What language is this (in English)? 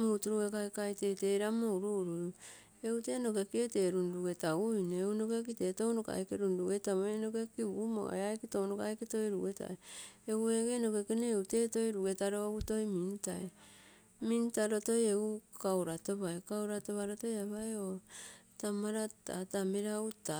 Terei